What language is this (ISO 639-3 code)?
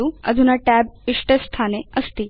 san